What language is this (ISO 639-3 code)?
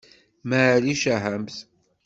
kab